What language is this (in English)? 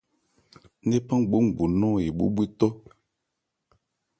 Ebrié